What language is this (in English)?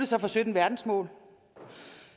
Danish